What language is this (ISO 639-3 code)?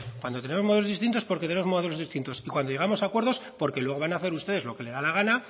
spa